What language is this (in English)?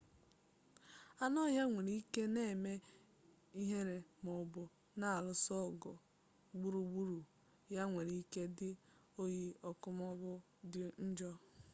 Igbo